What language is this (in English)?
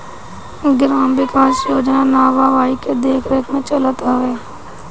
Bhojpuri